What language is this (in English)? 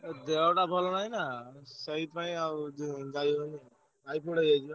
Odia